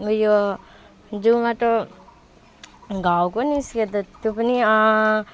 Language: Nepali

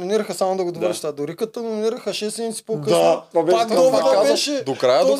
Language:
Bulgarian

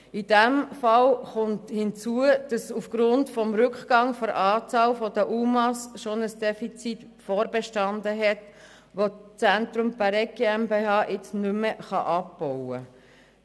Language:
Swiss German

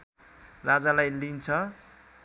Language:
Nepali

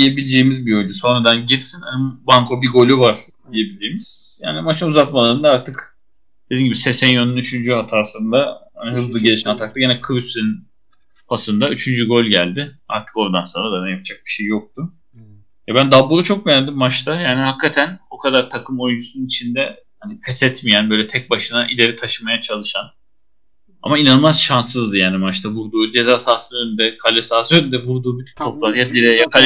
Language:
Turkish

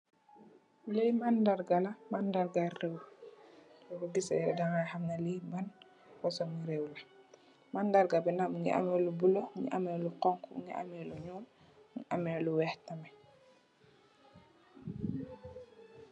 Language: Wolof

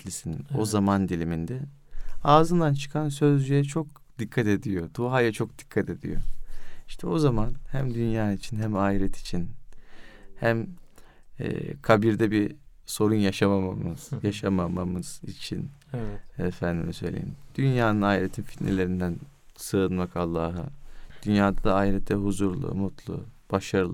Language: Turkish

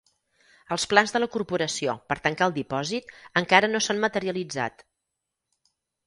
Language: Catalan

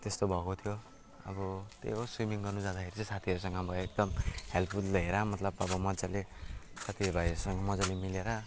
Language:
Nepali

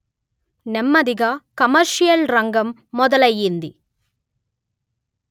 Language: Telugu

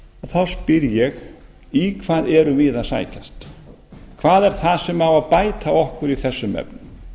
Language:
Icelandic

